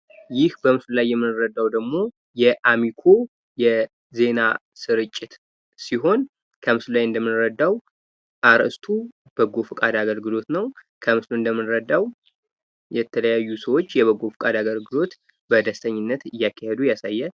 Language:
Amharic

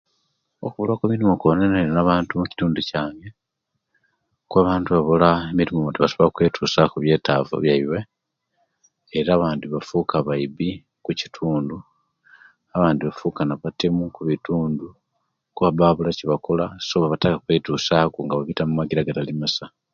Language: Kenyi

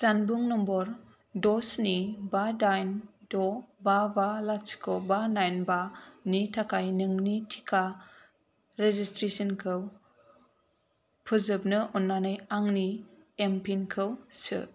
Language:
Bodo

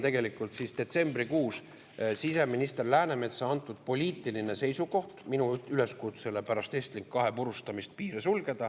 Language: Estonian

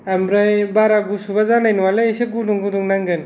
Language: Bodo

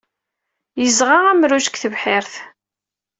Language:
Kabyle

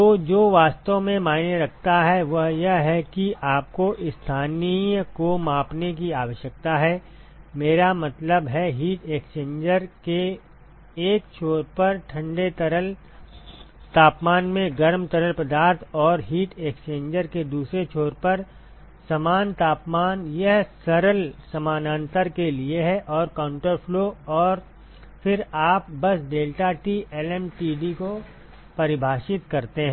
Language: Hindi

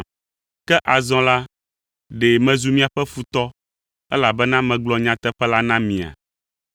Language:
Ewe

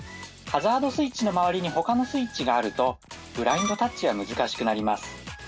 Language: Japanese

